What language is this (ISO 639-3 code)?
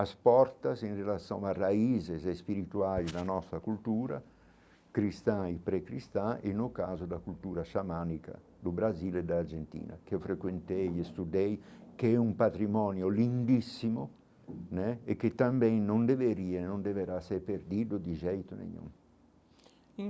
por